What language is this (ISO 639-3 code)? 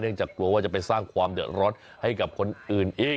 tha